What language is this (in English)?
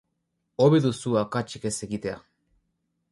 Basque